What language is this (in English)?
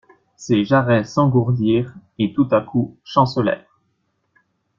French